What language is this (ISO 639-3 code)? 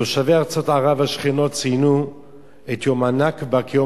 heb